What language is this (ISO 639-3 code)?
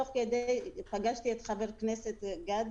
heb